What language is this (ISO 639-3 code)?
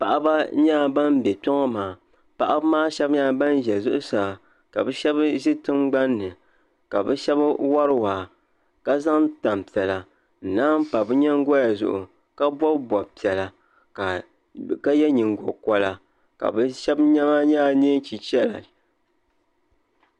dag